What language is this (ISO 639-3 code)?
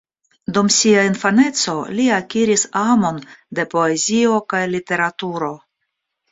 epo